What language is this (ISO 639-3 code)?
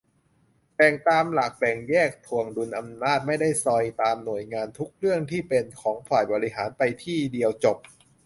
tha